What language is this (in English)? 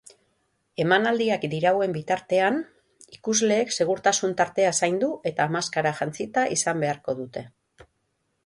Basque